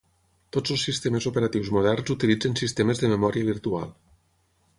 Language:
Catalan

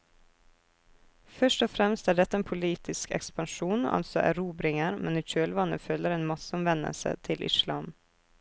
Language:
Norwegian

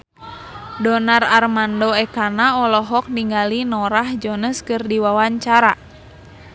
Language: Sundanese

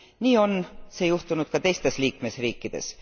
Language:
Estonian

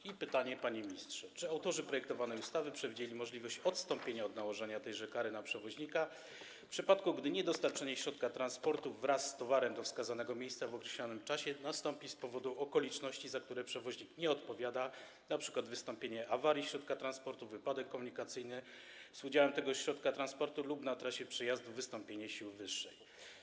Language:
Polish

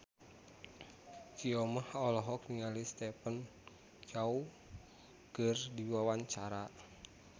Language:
Sundanese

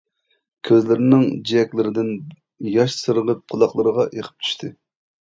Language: Uyghur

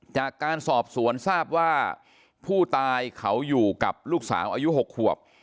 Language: Thai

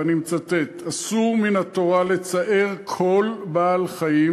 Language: Hebrew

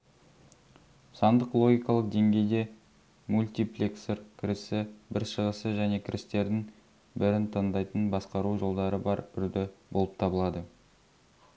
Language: Kazakh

